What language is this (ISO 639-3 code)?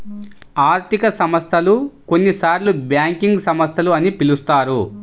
tel